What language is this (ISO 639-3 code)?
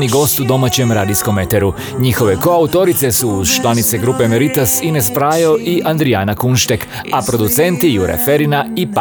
hrv